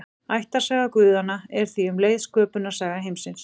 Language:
Icelandic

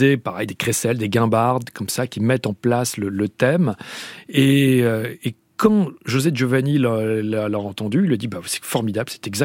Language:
French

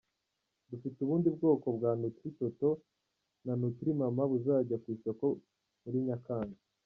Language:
Kinyarwanda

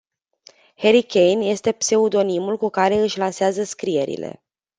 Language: Romanian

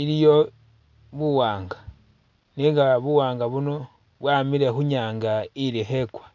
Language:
Masaaba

